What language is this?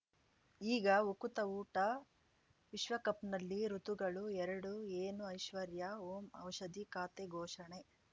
Kannada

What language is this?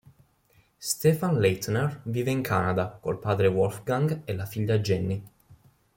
Italian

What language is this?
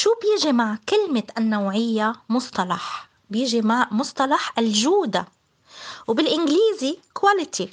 Arabic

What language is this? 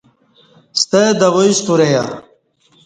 Kati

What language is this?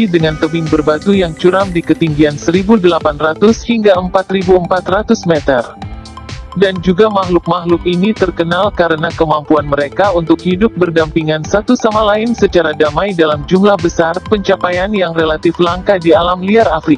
Indonesian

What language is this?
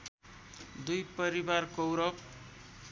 Nepali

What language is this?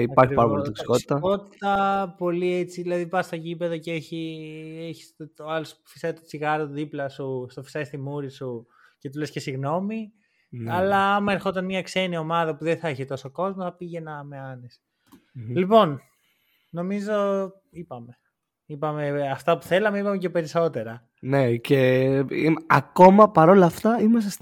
Greek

